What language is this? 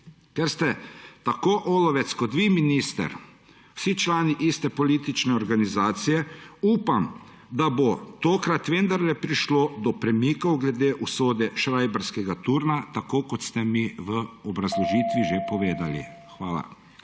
Slovenian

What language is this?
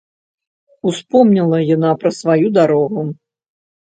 Belarusian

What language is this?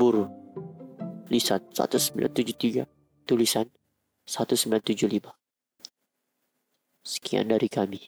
Indonesian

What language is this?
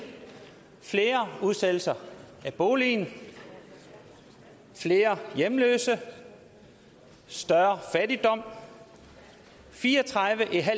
Danish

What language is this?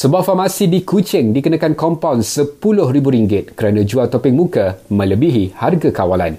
Malay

